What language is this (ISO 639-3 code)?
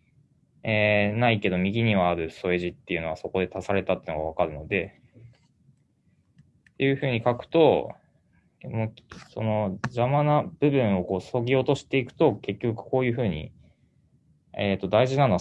jpn